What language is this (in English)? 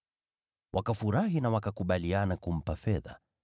Swahili